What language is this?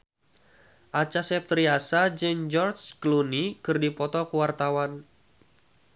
Sundanese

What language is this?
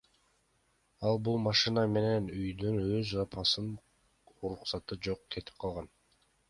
Kyrgyz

